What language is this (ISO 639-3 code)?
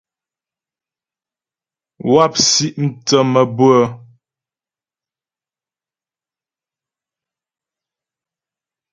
bbj